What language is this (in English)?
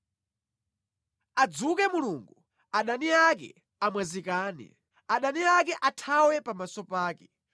Nyanja